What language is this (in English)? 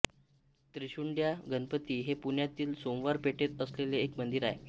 Marathi